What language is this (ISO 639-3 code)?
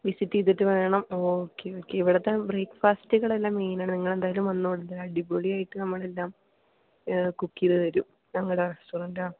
mal